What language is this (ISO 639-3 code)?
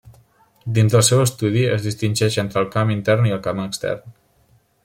cat